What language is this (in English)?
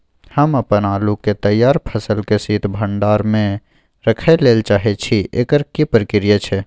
Maithili